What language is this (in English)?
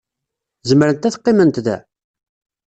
Kabyle